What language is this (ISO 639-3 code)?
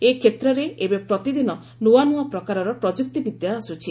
ori